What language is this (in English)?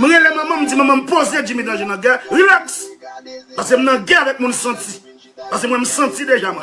French